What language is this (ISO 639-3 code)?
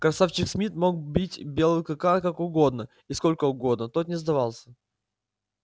rus